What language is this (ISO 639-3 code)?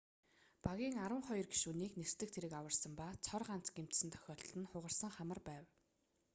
mon